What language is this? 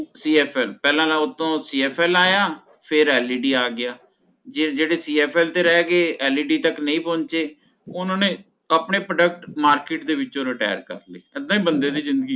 Punjabi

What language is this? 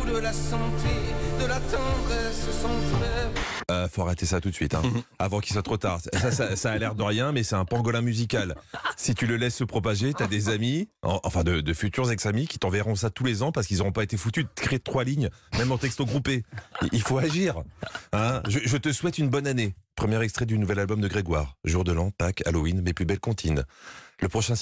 French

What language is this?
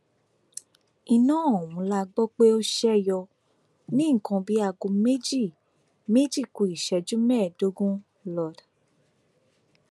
Yoruba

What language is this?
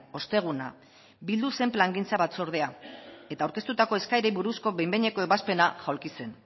Basque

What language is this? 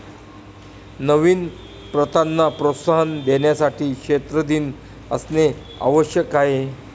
Marathi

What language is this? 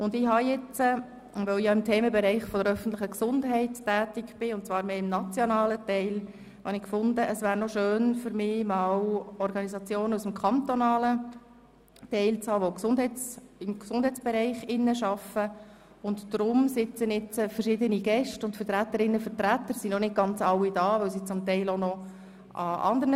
Swiss German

